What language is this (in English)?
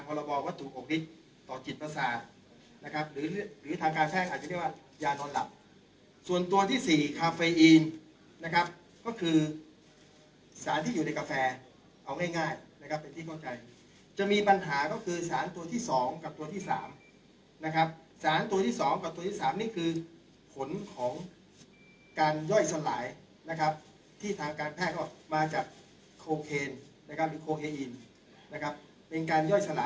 Thai